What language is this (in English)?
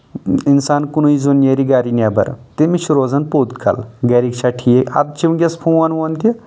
Kashmiri